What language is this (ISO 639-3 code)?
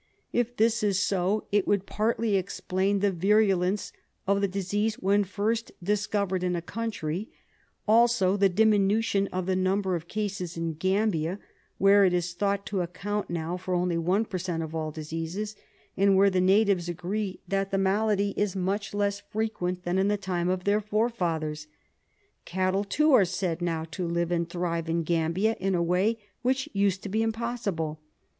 eng